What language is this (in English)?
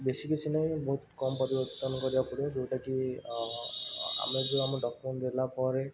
Odia